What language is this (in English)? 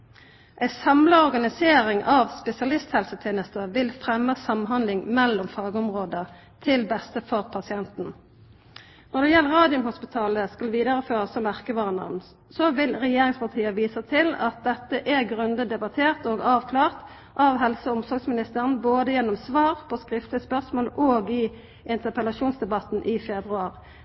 Norwegian Nynorsk